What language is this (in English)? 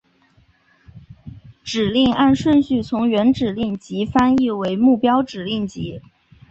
Chinese